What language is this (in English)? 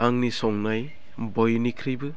Bodo